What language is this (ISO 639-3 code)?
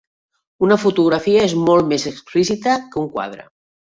cat